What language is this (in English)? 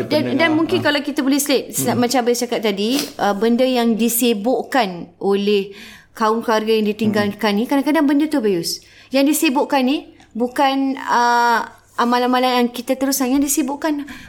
Malay